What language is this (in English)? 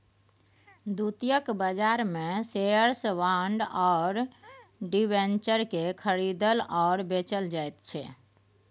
Maithili